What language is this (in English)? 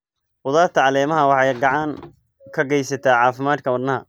Somali